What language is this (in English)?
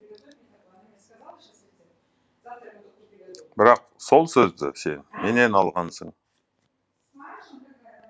Kazakh